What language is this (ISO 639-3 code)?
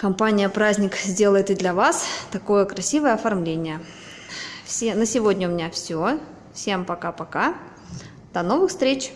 rus